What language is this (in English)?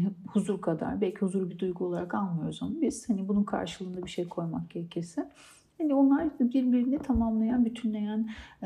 Turkish